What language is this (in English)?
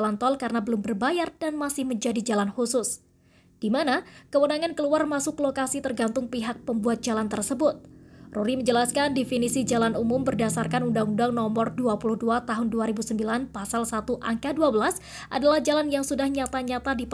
Indonesian